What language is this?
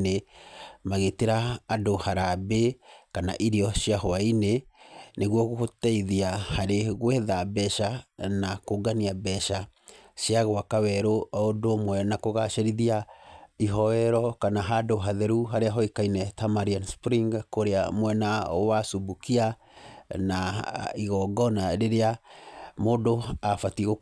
Kikuyu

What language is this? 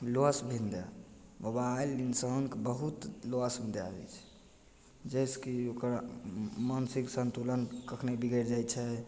Maithili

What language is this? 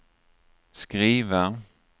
Swedish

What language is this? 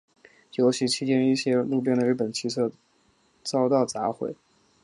Chinese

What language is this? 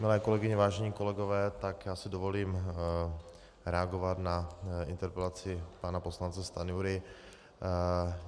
Czech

